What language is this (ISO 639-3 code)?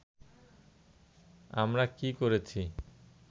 ben